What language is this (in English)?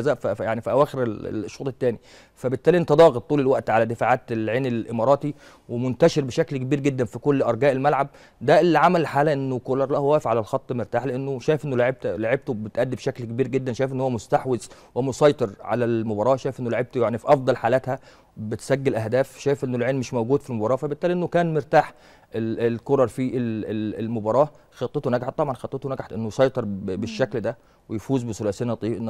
Arabic